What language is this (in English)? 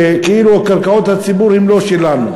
Hebrew